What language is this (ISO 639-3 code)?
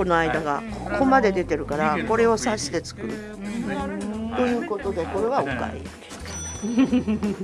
jpn